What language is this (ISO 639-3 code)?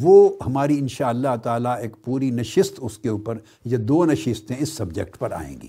urd